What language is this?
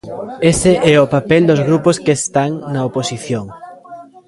Galician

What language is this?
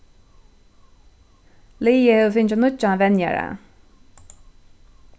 Faroese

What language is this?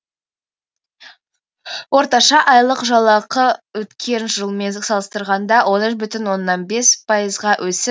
Kazakh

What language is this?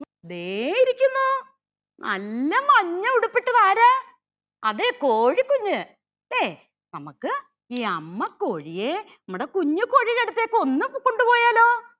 Malayalam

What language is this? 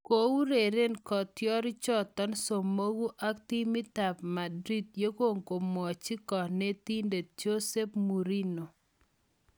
Kalenjin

